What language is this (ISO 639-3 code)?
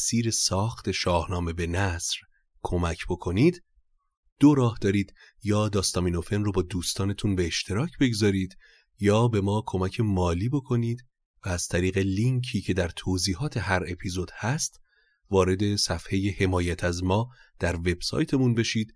fas